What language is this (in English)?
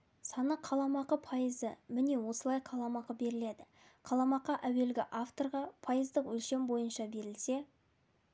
Kazakh